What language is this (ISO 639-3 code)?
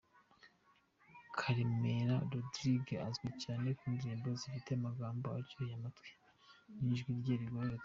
kin